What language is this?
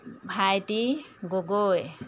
Assamese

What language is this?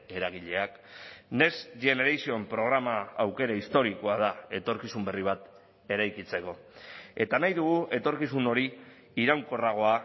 Basque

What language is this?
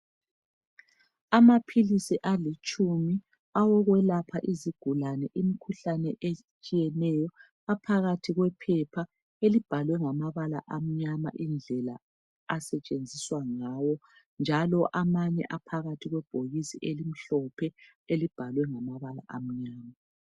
North Ndebele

